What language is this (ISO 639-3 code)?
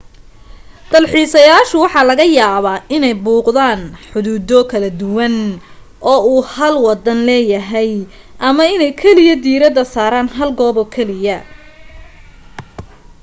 som